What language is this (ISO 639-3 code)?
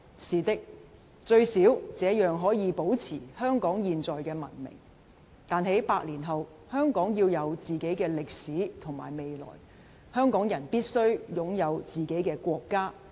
yue